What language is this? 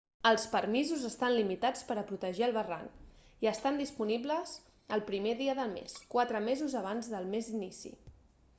Catalan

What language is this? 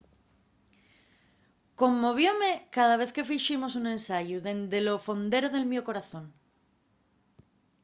Asturian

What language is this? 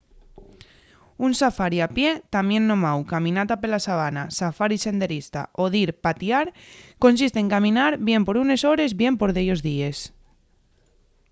Asturian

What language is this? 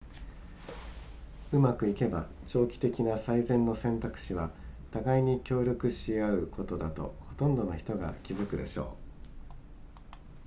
Japanese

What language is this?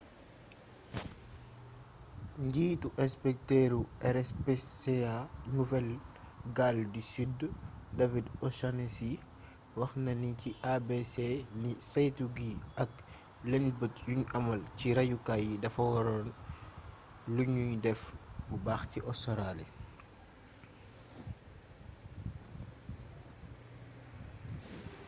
Wolof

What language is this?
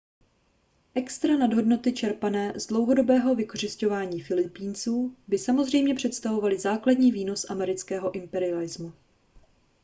Czech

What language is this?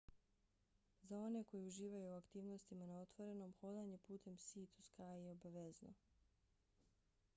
Bosnian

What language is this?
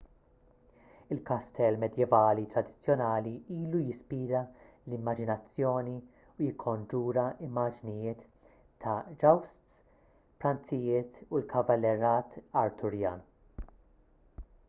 Maltese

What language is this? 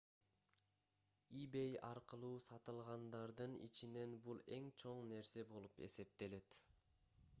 Kyrgyz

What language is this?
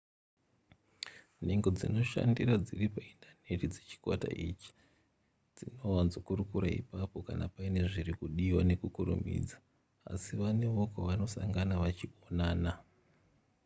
Shona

